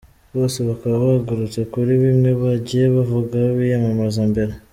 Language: Kinyarwanda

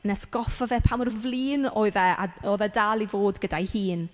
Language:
Welsh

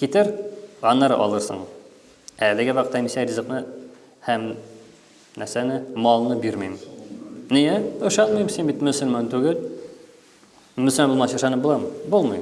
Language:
Turkish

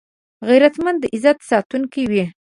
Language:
Pashto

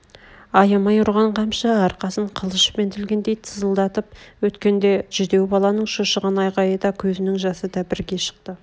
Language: Kazakh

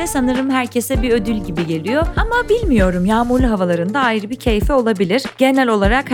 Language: Turkish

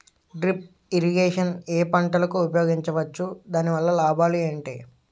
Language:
Telugu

